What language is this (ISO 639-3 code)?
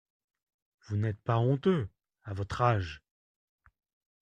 fra